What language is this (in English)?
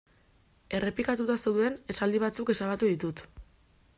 Basque